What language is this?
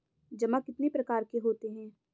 Hindi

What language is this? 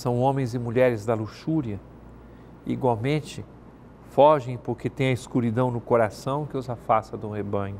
Portuguese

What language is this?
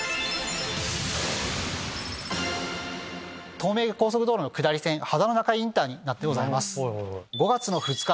Japanese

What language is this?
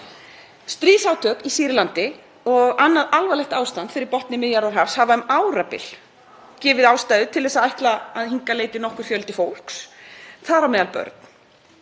Icelandic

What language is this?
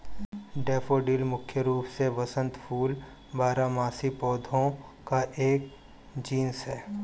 Hindi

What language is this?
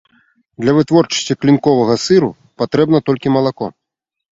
Belarusian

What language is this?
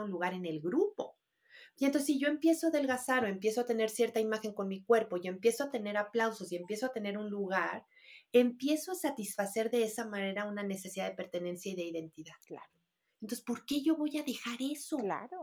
Spanish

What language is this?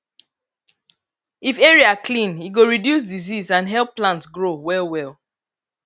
Nigerian Pidgin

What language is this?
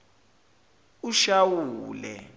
Zulu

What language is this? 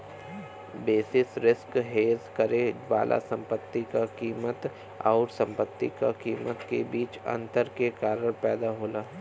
Bhojpuri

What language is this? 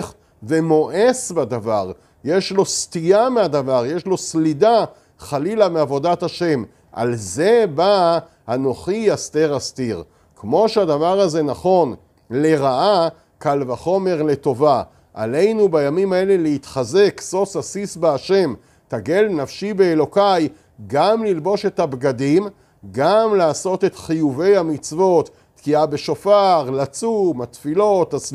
Hebrew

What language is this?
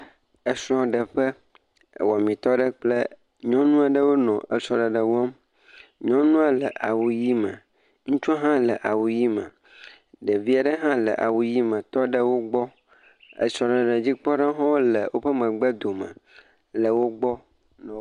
Ewe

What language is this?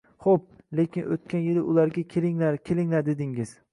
Uzbek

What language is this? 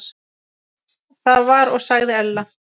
Icelandic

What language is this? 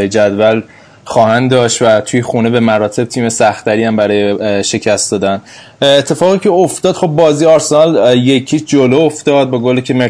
Persian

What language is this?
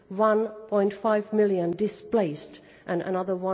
English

